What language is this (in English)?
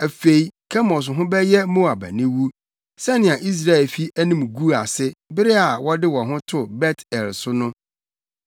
Akan